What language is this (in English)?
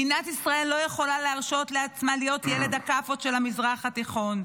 Hebrew